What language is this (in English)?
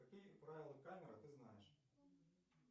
Russian